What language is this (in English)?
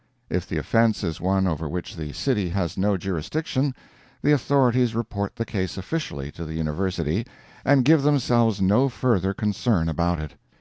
English